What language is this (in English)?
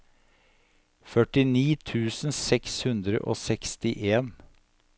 Norwegian